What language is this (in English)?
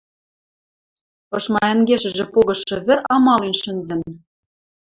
Western Mari